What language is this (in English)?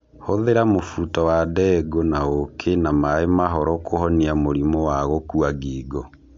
Kikuyu